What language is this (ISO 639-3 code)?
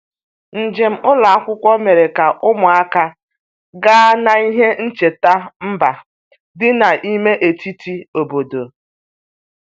ibo